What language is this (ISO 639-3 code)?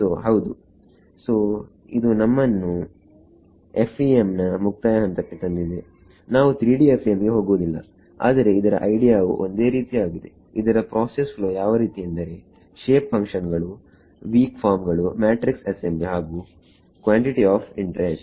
kan